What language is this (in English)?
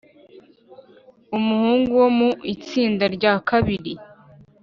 Kinyarwanda